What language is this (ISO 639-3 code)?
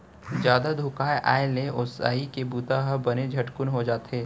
hne